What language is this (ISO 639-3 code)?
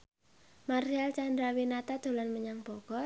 jav